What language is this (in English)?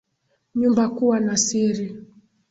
Swahili